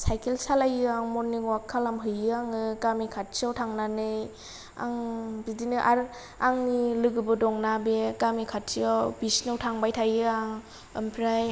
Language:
Bodo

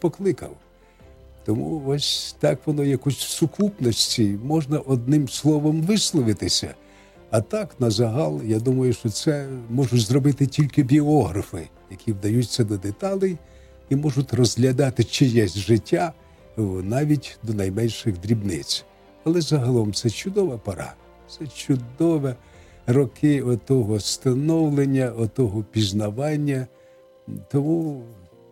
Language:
Ukrainian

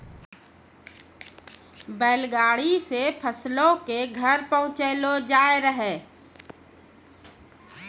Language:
Maithili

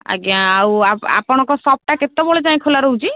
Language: Odia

